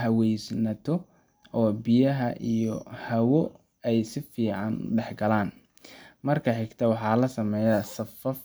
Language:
Somali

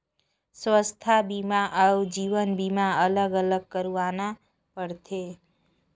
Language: Chhattisgarhi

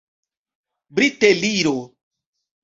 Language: Esperanto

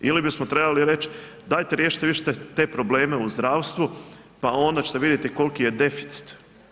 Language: Croatian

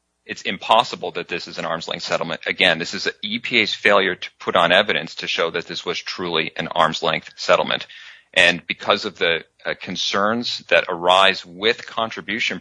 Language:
English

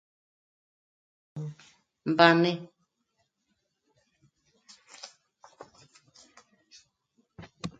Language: Michoacán Mazahua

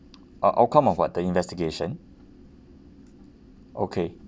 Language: English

